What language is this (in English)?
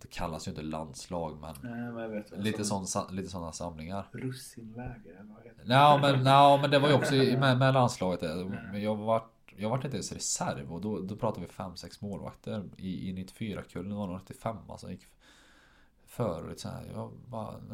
Swedish